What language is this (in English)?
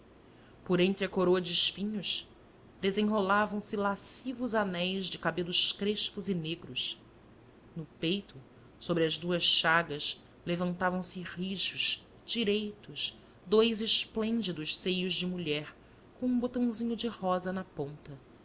Portuguese